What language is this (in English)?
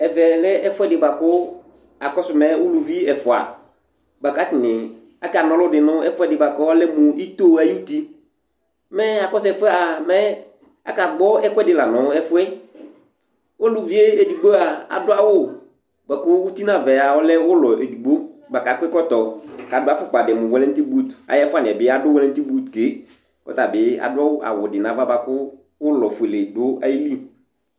Ikposo